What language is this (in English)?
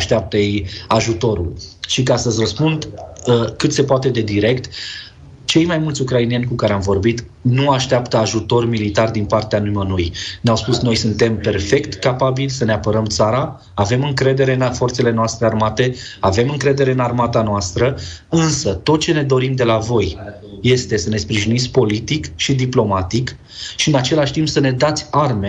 Romanian